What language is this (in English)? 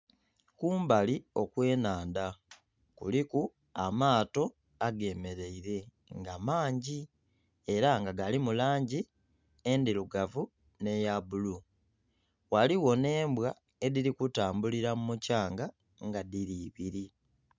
Soga